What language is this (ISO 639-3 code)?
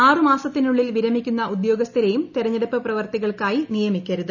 mal